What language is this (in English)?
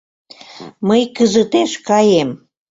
Mari